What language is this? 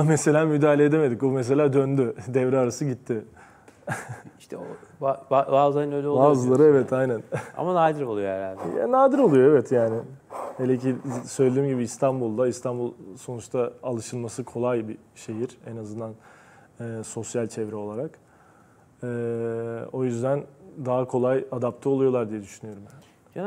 Turkish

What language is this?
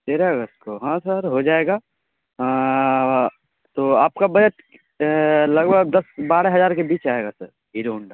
Urdu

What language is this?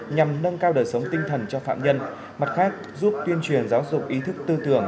Vietnamese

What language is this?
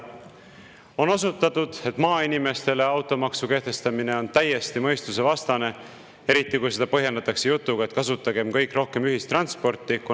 Estonian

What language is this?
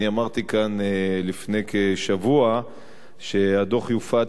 Hebrew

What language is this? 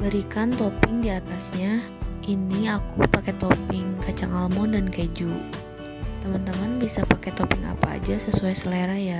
Indonesian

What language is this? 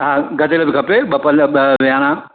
Sindhi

